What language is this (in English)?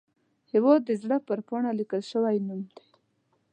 Pashto